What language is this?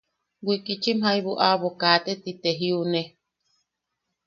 Yaqui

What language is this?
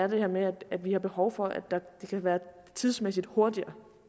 Danish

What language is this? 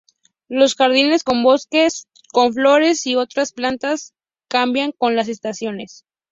Spanish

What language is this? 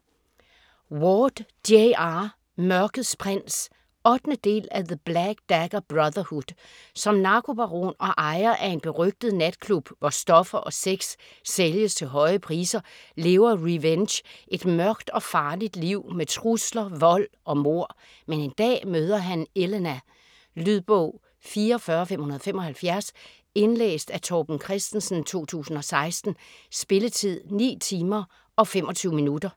Danish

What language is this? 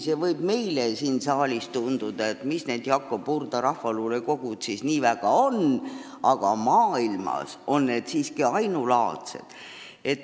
Estonian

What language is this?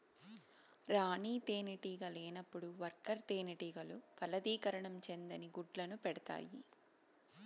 Telugu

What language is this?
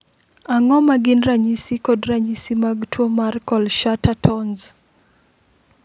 Luo (Kenya and Tanzania)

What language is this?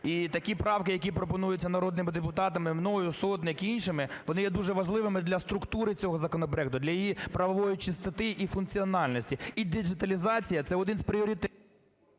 Ukrainian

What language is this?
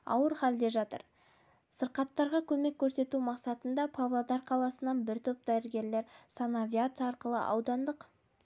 Kazakh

